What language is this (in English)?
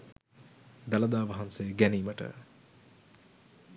Sinhala